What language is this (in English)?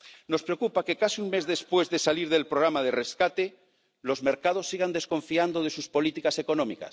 Spanish